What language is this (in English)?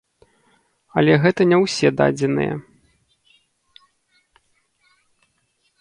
Belarusian